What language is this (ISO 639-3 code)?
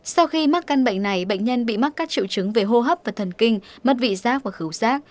vie